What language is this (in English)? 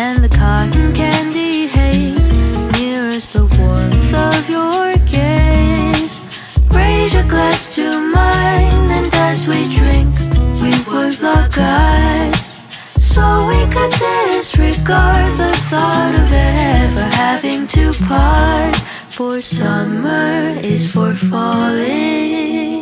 English